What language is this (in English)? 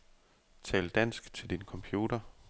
Danish